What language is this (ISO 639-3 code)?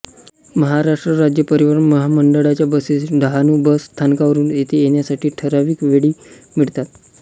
mar